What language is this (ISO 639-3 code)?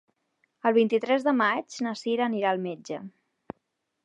cat